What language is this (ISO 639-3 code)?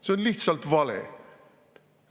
est